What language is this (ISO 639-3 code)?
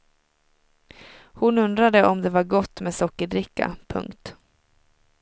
swe